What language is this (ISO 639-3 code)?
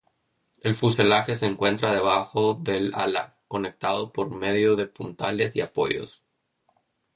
spa